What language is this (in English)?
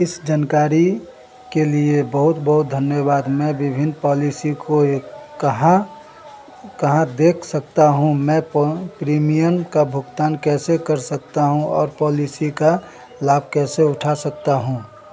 Hindi